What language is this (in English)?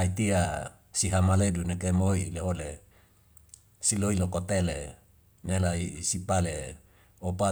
Wemale